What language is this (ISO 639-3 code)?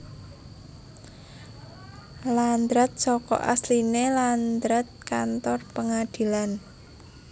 jav